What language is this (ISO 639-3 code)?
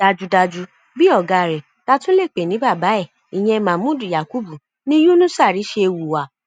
yor